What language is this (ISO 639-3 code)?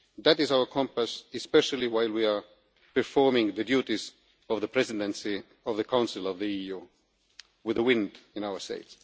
eng